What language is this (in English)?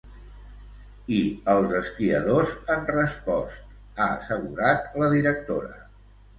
Catalan